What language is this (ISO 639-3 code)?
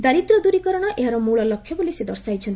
ori